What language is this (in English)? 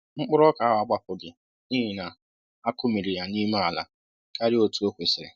Igbo